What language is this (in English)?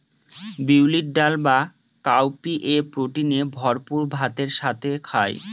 Bangla